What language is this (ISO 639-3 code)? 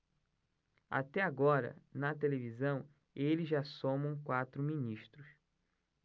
por